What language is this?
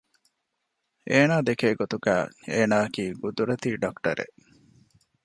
Divehi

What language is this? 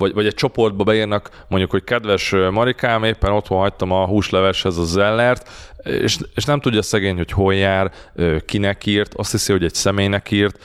Hungarian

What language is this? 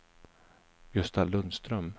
Swedish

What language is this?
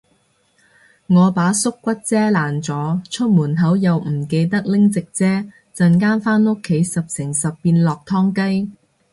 Cantonese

